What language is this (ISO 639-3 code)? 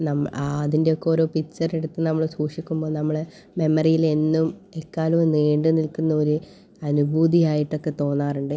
mal